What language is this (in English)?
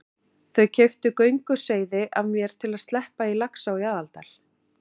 Icelandic